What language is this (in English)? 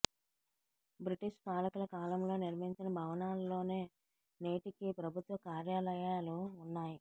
Telugu